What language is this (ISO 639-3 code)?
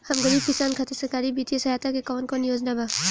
bho